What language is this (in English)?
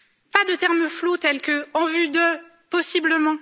French